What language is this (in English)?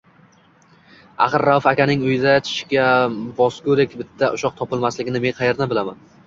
Uzbek